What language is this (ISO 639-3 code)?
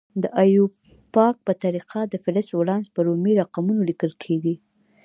pus